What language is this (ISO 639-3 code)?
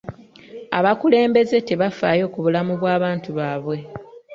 lug